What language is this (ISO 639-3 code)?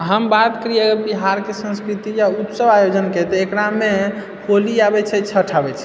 mai